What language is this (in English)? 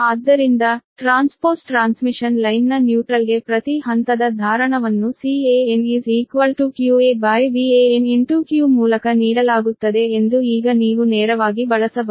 Kannada